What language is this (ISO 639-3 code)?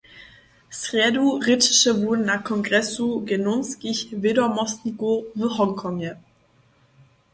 hsb